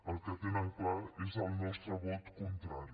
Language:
Catalan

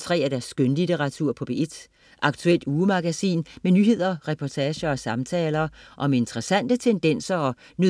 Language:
Danish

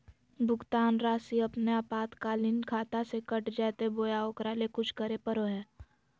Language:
Magahi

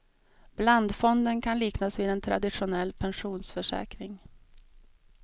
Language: Swedish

